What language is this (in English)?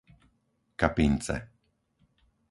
Slovak